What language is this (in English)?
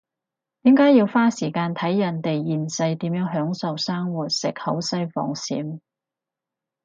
Cantonese